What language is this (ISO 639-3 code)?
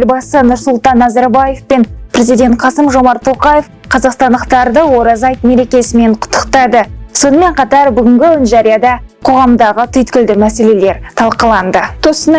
rus